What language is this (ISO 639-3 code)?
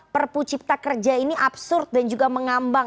ind